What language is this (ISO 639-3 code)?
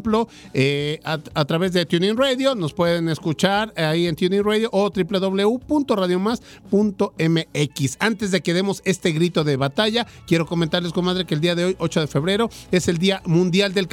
spa